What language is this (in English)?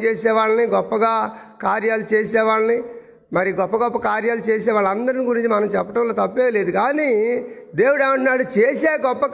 Telugu